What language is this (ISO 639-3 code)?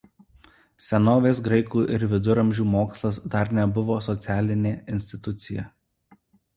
lit